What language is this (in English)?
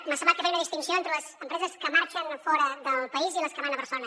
Catalan